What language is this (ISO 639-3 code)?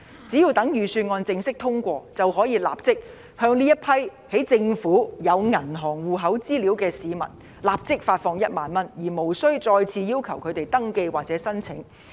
yue